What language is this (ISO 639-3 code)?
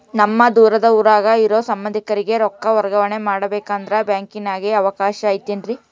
kan